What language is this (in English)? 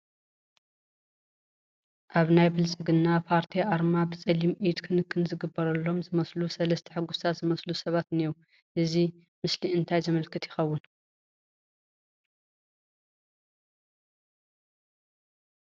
Tigrinya